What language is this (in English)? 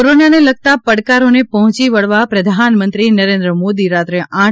Gujarati